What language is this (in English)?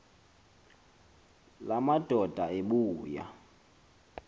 Xhosa